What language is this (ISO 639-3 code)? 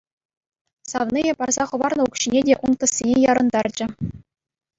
chv